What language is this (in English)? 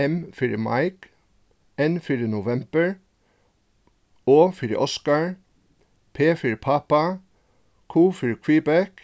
Faroese